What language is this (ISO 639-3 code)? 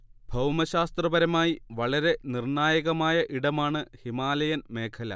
mal